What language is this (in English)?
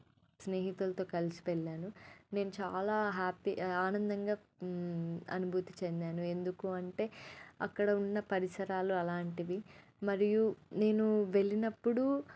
Telugu